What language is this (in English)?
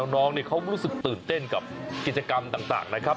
Thai